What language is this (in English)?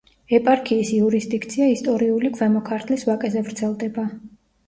Georgian